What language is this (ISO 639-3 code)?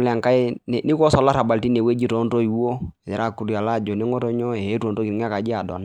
mas